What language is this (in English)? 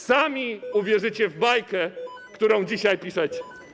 Polish